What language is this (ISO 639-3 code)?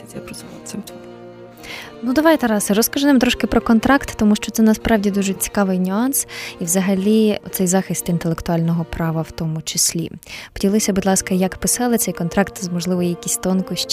ukr